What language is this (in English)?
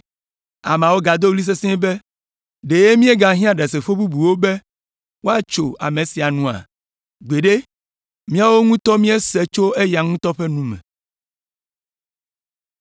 Ewe